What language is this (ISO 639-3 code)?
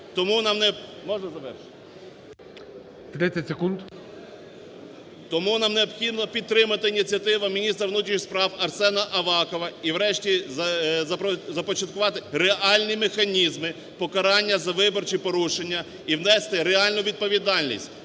ukr